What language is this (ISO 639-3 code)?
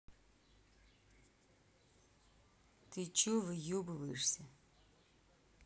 rus